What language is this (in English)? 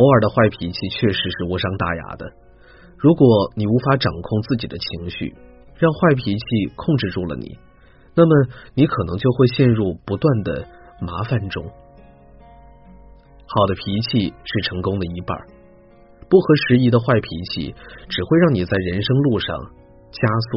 Chinese